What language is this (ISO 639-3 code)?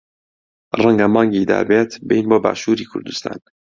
ckb